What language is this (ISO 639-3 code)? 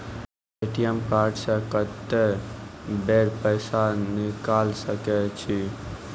mai